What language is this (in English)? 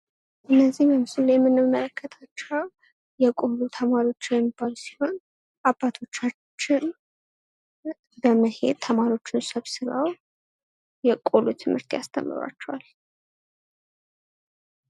Amharic